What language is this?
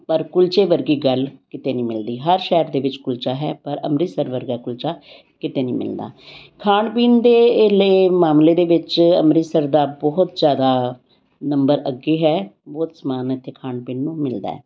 Punjabi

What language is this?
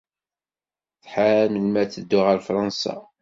Kabyle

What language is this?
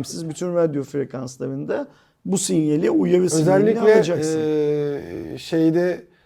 Turkish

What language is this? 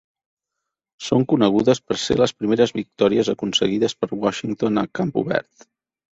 Catalan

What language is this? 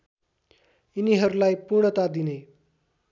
Nepali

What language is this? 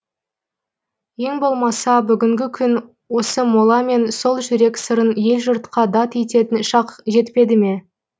Kazakh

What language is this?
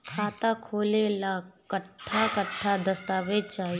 Bhojpuri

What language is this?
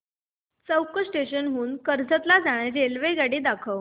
Marathi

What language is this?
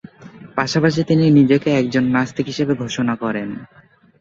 Bangla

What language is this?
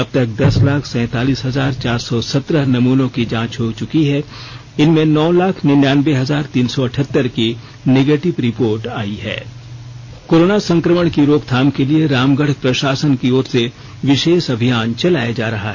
Hindi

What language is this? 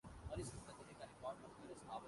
Urdu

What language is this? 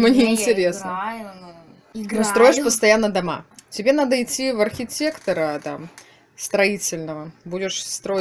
Russian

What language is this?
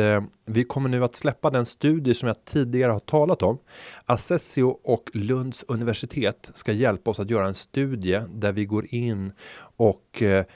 Swedish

